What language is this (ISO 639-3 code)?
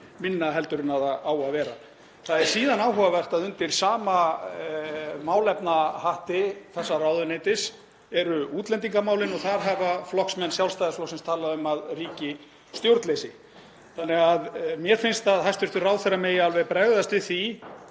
isl